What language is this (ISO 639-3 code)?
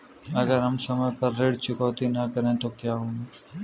hin